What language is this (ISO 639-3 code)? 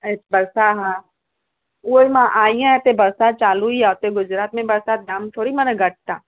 snd